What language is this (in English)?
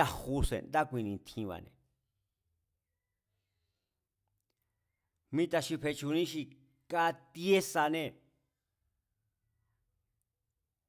Mazatlán Mazatec